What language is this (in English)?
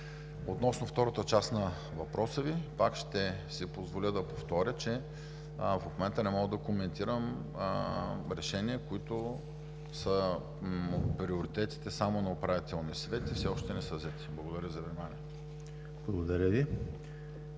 Bulgarian